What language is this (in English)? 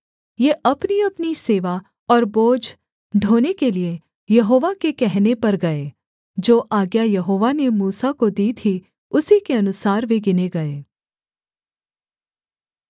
Hindi